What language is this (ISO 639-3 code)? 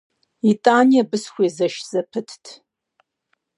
kbd